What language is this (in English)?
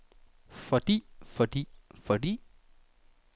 Danish